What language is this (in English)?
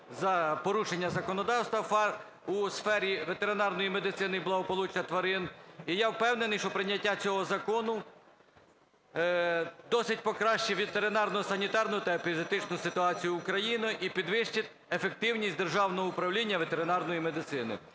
Ukrainian